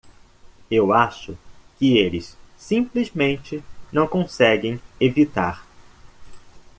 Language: Portuguese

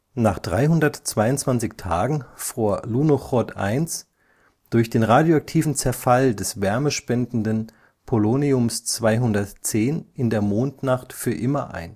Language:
German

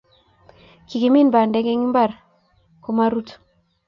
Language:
Kalenjin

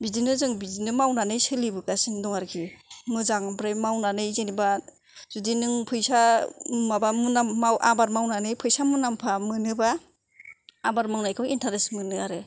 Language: Bodo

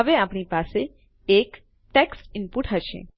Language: Gujarati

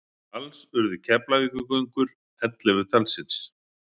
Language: Icelandic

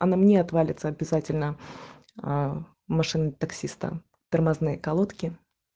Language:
Russian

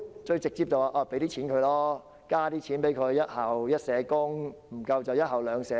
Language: Cantonese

